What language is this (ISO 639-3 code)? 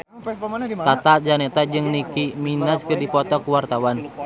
sun